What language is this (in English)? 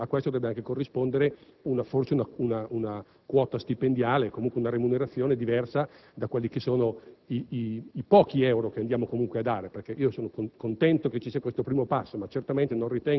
Italian